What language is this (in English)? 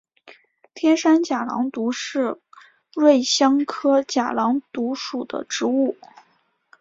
Chinese